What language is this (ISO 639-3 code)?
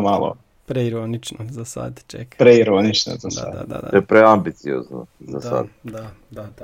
hrv